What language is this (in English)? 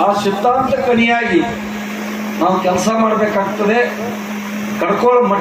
Romanian